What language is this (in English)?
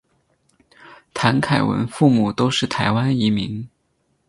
Chinese